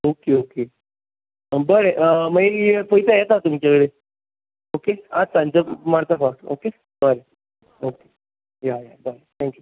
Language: Konkani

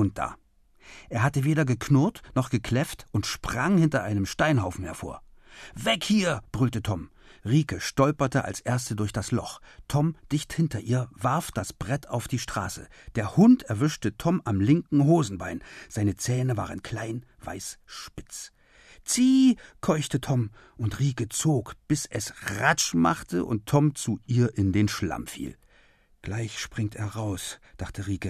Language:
German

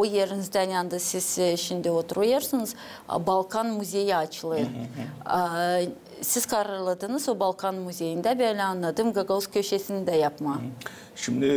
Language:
Turkish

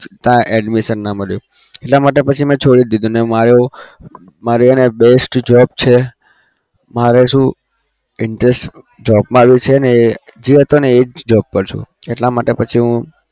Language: Gujarati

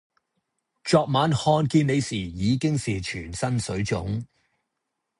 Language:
Cantonese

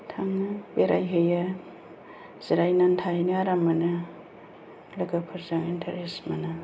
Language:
Bodo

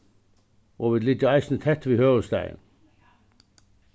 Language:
Faroese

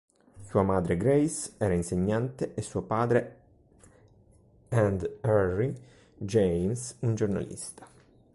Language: Italian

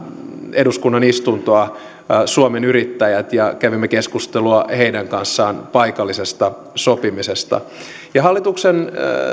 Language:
Finnish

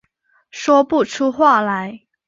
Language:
Chinese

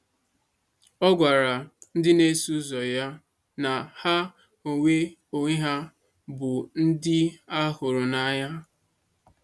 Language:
Igbo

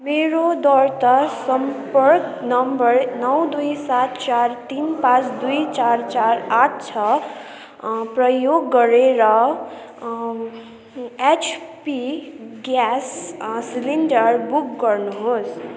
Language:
Nepali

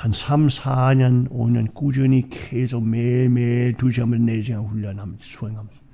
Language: Korean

